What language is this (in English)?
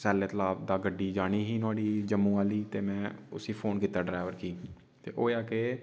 Dogri